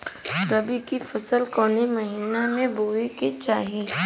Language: Bhojpuri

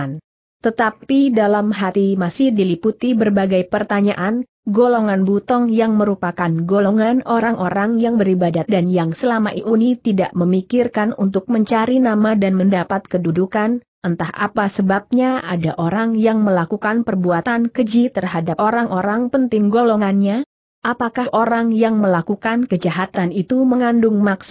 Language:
Indonesian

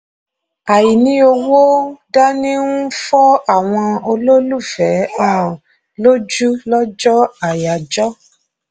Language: Yoruba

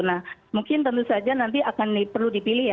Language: Indonesian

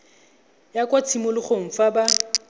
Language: Tswana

